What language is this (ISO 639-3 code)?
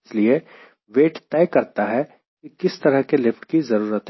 hin